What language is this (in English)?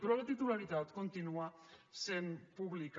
Catalan